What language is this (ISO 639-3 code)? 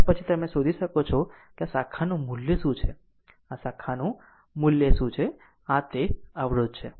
guj